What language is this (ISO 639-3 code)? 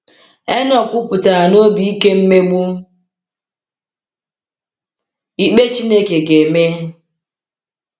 ibo